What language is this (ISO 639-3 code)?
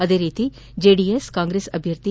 kan